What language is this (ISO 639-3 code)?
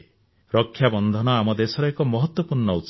ori